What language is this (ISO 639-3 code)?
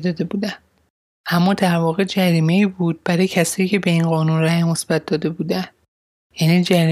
fas